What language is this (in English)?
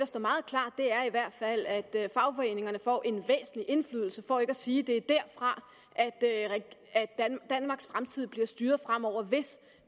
Danish